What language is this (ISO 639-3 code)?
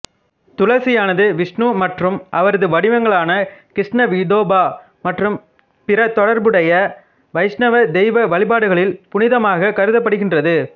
tam